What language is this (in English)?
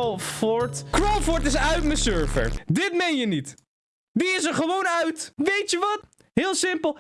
Dutch